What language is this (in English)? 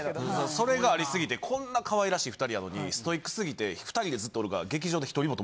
Japanese